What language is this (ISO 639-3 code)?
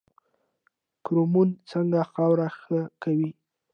pus